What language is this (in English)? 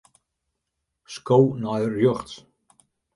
Western Frisian